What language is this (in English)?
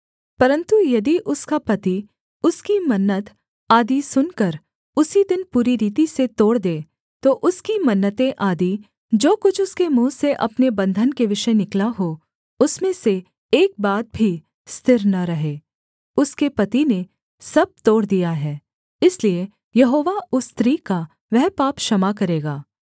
Hindi